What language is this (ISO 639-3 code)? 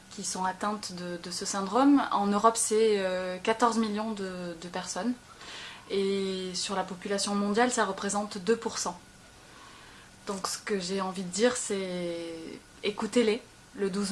fra